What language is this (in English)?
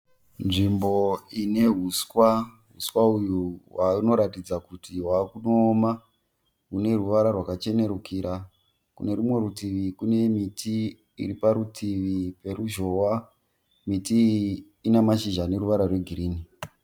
Shona